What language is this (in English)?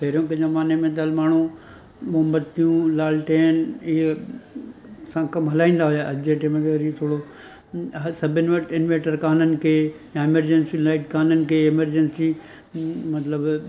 Sindhi